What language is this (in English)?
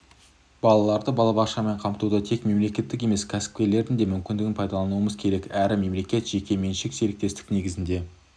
Kazakh